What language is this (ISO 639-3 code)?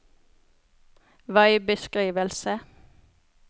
nor